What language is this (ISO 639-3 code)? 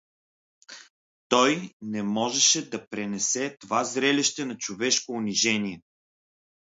bul